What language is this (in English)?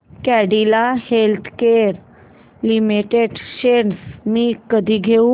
Marathi